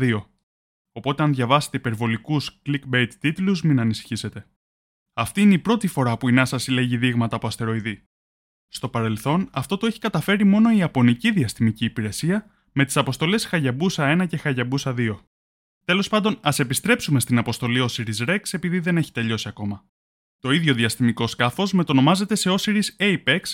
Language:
Greek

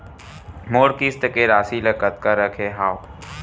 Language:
Chhattisgarhi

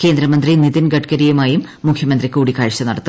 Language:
Malayalam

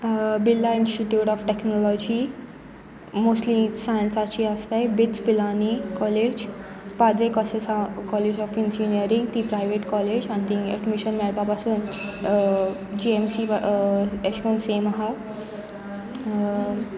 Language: Konkani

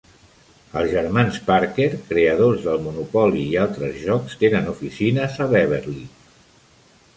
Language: Catalan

